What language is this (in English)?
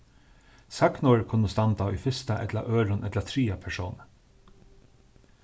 Faroese